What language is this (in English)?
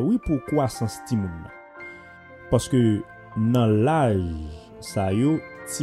French